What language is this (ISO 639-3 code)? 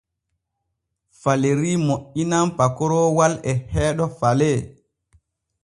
fue